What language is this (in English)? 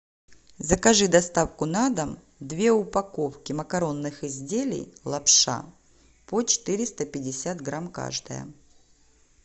Russian